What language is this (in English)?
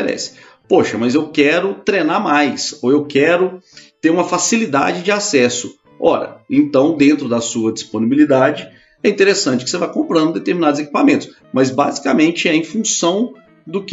Portuguese